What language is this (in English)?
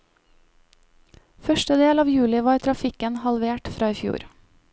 Norwegian